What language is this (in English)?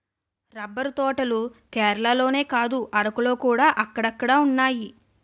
Telugu